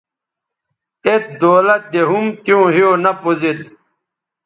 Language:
Bateri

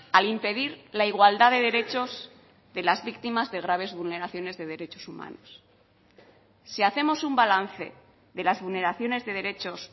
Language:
Spanish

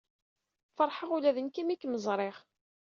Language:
Kabyle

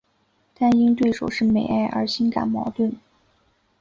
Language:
Chinese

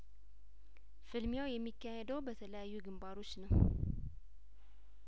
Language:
Amharic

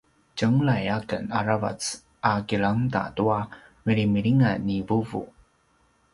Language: Paiwan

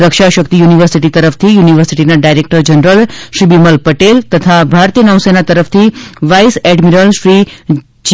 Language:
Gujarati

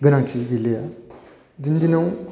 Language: Bodo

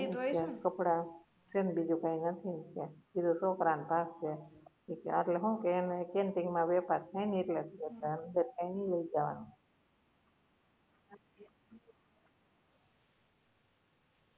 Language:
Gujarati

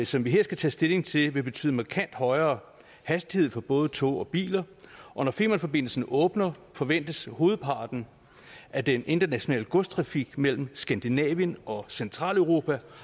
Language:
Danish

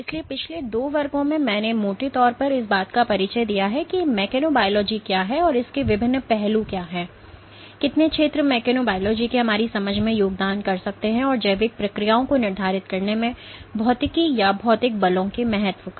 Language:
Hindi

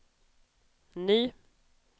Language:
Swedish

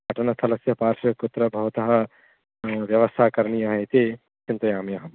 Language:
Sanskrit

